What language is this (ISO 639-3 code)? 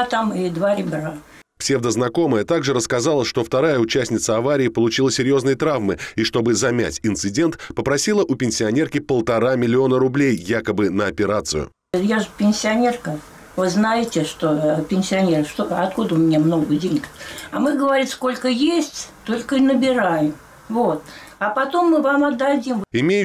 rus